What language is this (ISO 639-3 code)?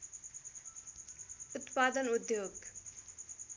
nep